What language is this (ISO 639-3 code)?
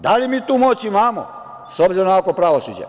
srp